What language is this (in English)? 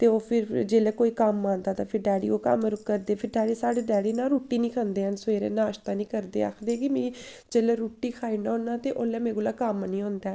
Dogri